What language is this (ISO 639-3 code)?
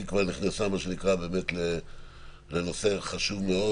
heb